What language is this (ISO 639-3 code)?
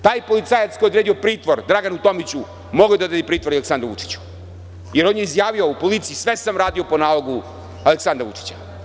srp